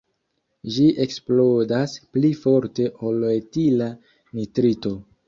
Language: Esperanto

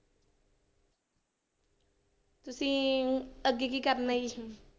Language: Punjabi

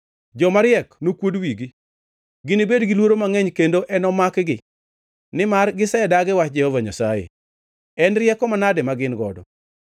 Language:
Luo (Kenya and Tanzania)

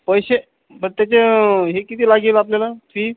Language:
Marathi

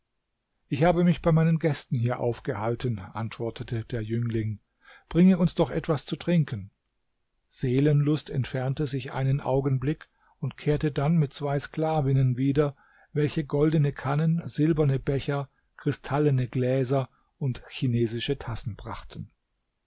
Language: German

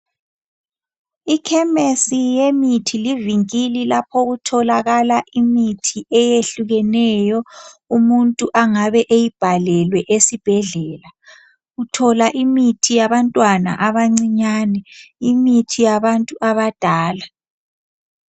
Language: North Ndebele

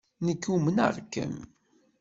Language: Kabyle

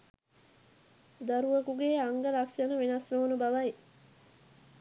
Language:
Sinhala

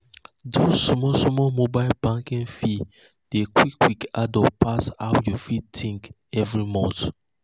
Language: Nigerian Pidgin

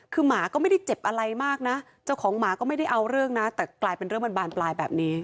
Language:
Thai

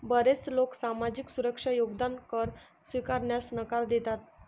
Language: Marathi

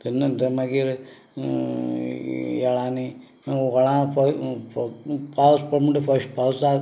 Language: Konkani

